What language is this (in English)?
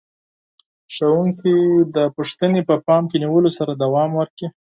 Pashto